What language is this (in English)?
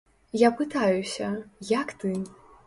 Belarusian